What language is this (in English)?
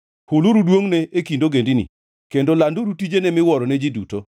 Luo (Kenya and Tanzania)